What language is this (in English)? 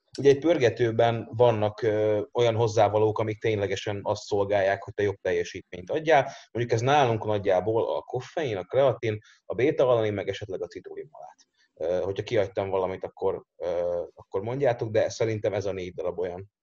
Hungarian